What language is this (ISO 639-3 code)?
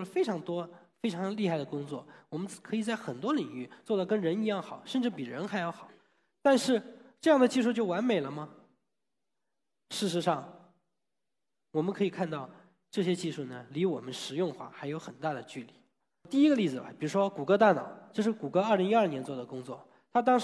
zho